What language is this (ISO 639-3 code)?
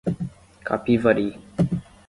por